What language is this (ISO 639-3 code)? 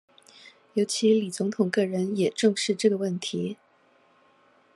zho